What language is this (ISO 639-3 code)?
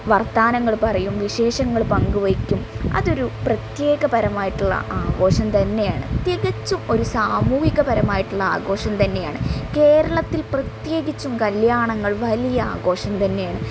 mal